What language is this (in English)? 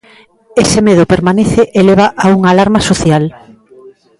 Galician